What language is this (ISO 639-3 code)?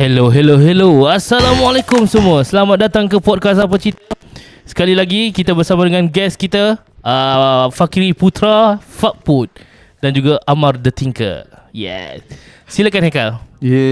msa